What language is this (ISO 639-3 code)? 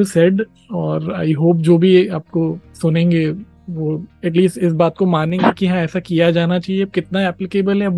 hin